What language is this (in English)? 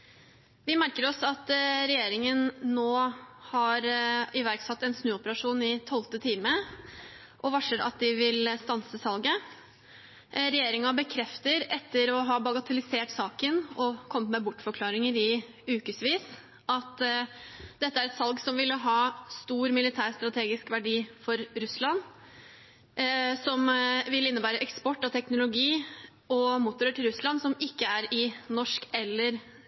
Norwegian Bokmål